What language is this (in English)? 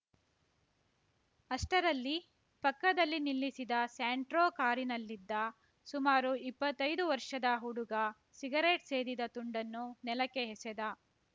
Kannada